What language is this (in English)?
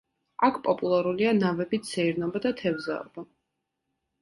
Georgian